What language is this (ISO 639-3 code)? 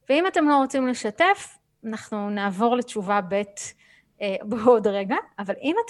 heb